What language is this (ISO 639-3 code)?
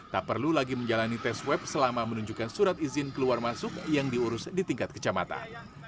ind